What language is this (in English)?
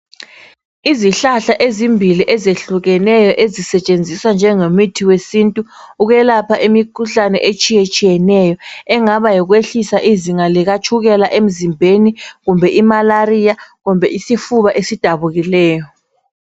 North Ndebele